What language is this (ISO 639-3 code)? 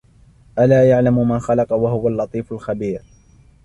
ara